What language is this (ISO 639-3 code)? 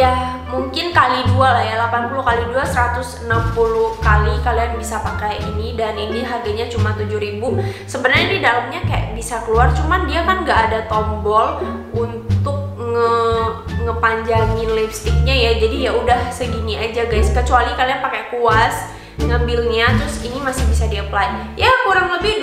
ind